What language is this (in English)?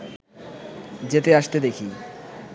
Bangla